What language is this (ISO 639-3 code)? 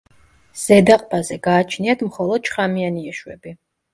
kat